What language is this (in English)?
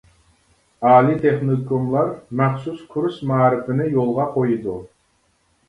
Uyghur